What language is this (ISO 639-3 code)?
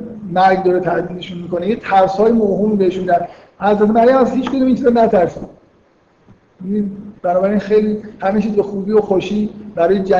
fas